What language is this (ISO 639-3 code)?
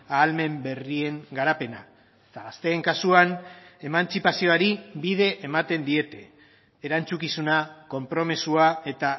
eus